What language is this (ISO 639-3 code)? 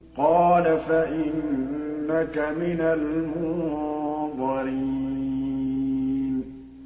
ara